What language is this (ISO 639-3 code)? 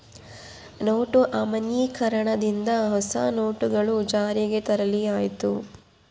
kan